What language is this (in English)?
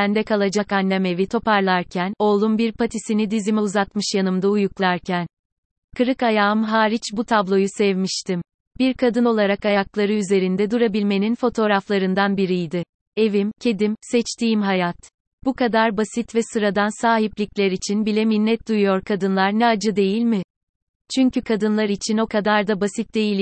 Turkish